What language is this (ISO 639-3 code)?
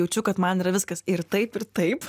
lit